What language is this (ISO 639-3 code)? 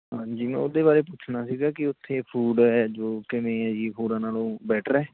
pan